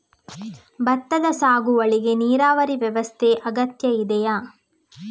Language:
Kannada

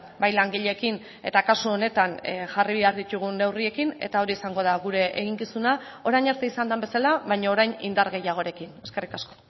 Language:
Basque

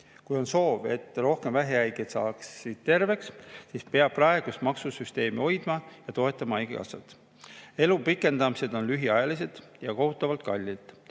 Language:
Estonian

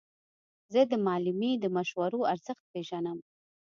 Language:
Pashto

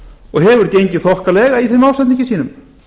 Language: Icelandic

